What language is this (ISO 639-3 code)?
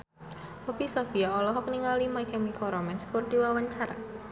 sun